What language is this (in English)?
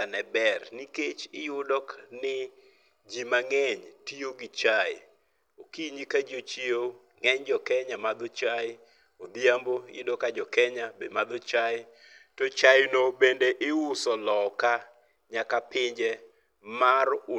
Luo (Kenya and Tanzania)